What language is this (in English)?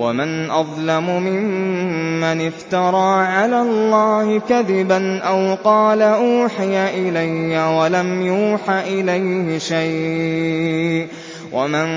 Arabic